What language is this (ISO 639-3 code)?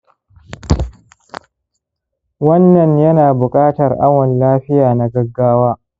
hau